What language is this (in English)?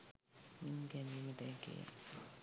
Sinhala